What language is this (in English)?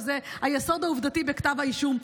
Hebrew